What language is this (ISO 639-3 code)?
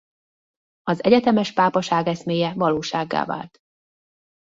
hun